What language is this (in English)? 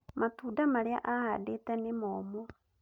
Kikuyu